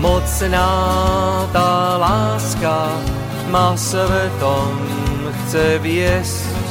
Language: Slovak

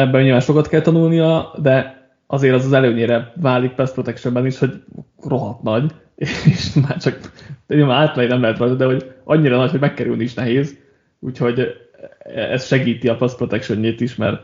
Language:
Hungarian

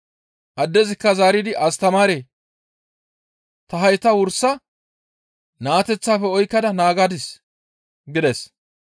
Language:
Gamo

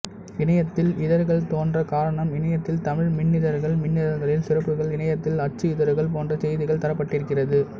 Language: Tamil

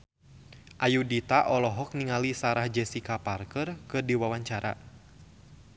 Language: Sundanese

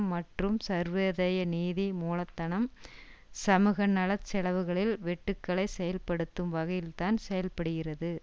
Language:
Tamil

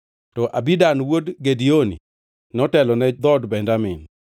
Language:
Luo (Kenya and Tanzania)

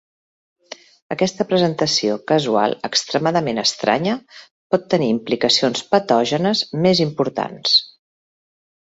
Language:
Catalan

